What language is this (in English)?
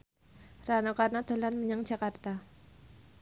Javanese